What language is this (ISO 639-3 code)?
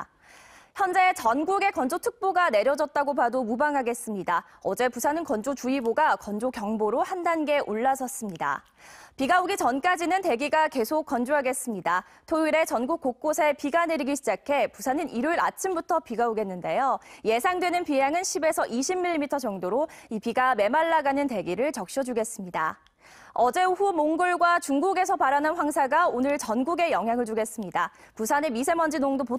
kor